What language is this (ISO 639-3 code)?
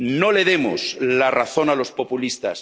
spa